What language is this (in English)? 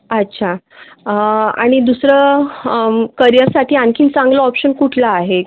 Marathi